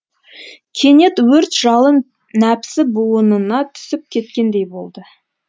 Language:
Kazakh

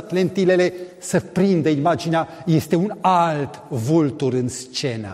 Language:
Romanian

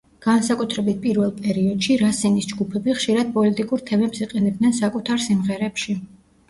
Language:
Georgian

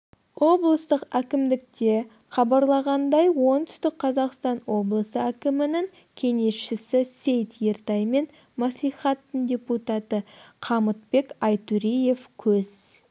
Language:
Kazakh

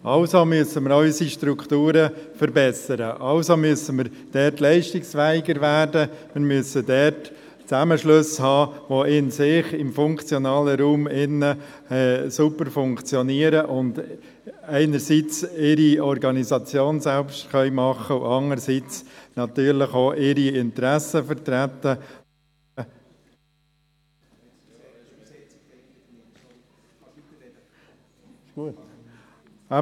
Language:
Swiss German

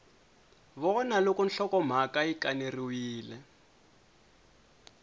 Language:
Tsonga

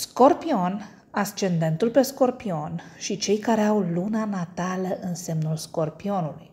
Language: Romanian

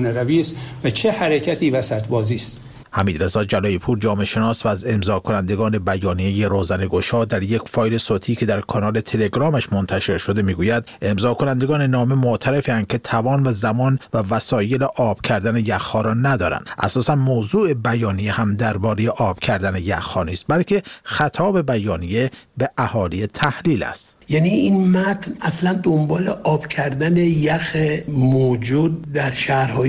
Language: Persian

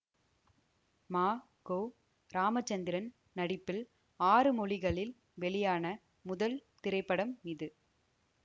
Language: Tamil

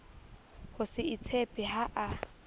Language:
Southern Sotho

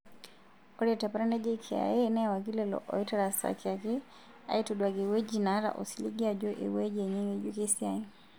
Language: Masai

